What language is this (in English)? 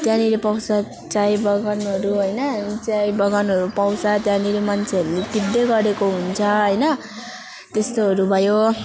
Nepali